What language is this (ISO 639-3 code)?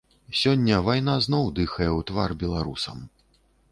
bel